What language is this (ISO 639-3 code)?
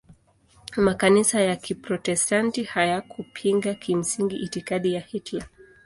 swa